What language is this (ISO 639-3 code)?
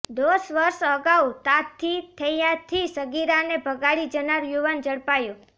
guj